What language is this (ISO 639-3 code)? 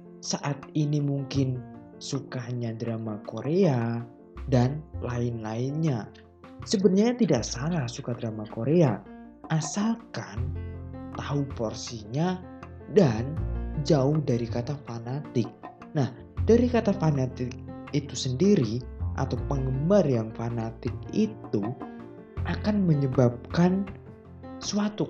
ind